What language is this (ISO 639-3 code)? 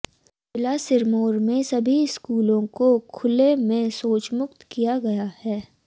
hin